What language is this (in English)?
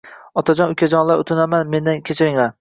Uzbek